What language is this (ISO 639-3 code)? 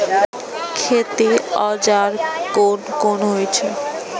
mai